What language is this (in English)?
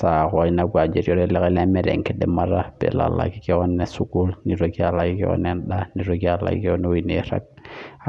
Masai